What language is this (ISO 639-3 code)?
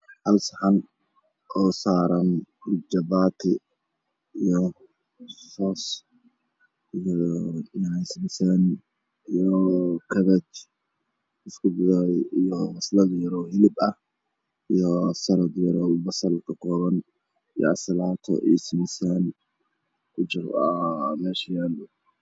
som